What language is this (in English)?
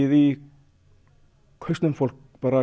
Icelandic